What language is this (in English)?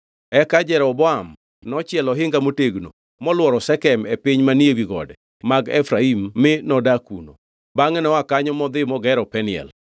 Luo (Kenya and Tanzania)